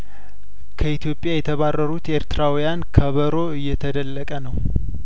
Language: Amharic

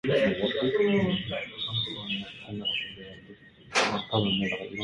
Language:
Asturian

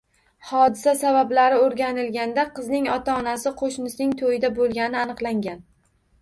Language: Uzbek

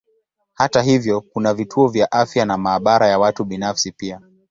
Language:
Swahili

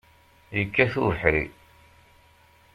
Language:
Kabyle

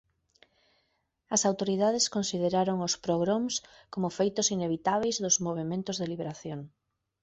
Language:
Galician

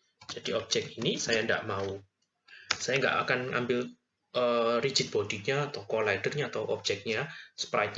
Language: Indonesian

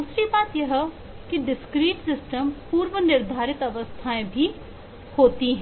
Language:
Hindi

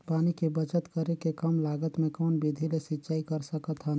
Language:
Chhattisgarhi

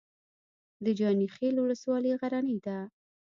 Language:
Pashto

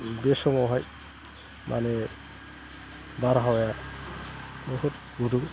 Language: Bodo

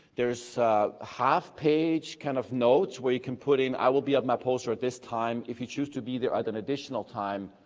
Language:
English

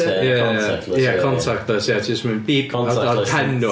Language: Welsh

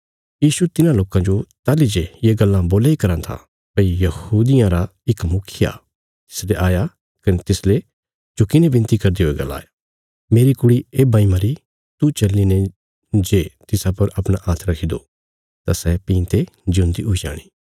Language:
Bilaspuri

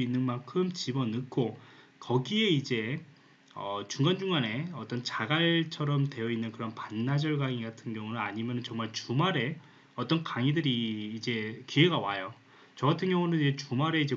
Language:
Korean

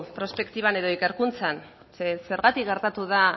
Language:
Basque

